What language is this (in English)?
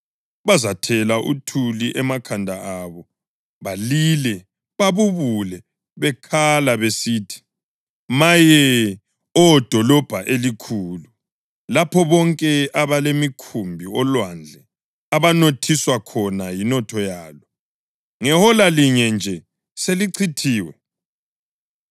North Ndebele